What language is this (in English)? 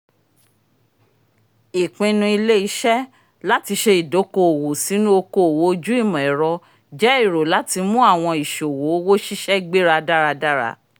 Yoruba